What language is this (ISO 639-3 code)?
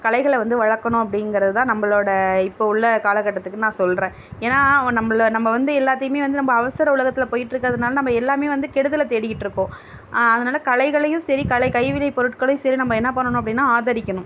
tam